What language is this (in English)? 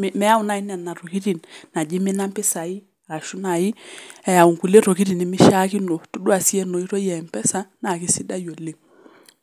Masai